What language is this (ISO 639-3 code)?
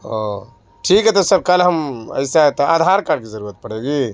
urd